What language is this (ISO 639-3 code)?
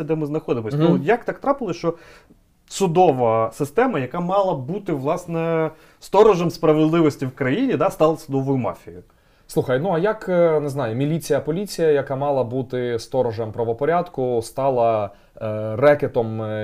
ukr